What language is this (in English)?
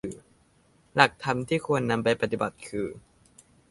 Thai